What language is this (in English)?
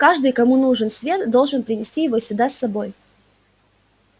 Russian